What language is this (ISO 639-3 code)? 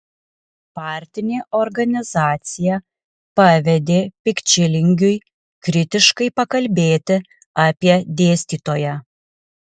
lit